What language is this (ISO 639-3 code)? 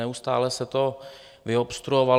ces